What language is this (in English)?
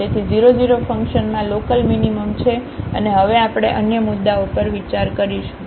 Gujarati